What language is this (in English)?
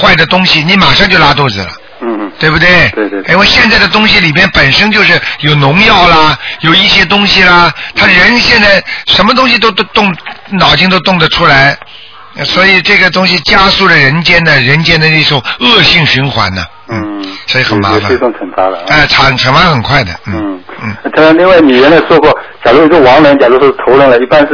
Chinese